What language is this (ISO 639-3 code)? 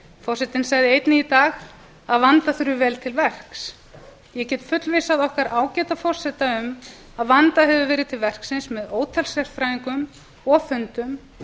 isl